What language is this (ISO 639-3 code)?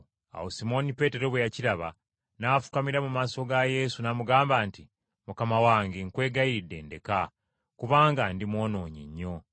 lug